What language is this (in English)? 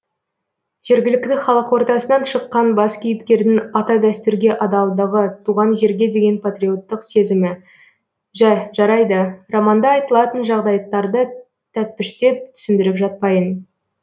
Kazakh